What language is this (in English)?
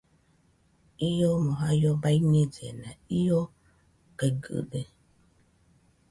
Nüpode Huitoto